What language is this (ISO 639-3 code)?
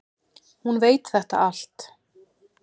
isl